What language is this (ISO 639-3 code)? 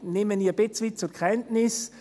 gsw